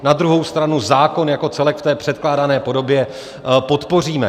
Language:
Czech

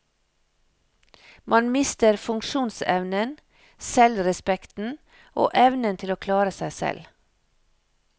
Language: Norwegian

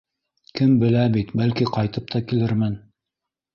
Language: Bashkir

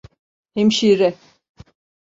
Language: Turkish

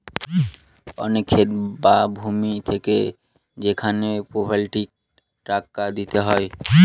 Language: Bangla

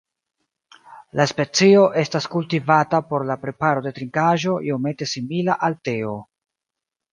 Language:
Esperanto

